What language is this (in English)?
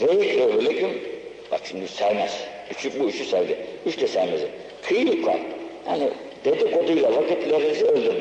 Turkish